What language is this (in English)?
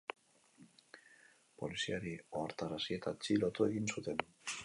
Basque